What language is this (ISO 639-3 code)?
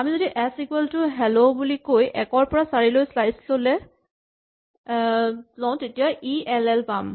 asm